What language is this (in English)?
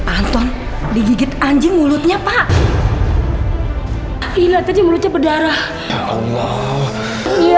Indonesian